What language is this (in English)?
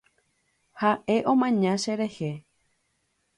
Guarani